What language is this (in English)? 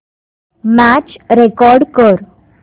Marathi